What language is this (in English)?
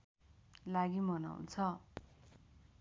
Nepali